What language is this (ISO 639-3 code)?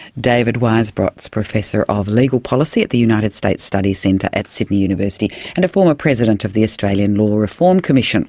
eng